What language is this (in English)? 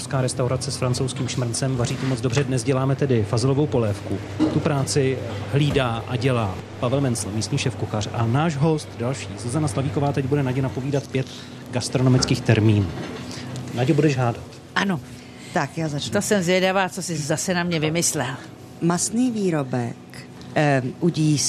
Czech